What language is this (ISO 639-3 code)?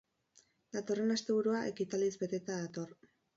eus